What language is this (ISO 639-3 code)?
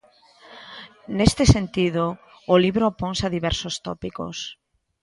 glg